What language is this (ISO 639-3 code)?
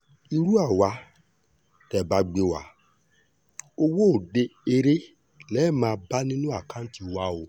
yor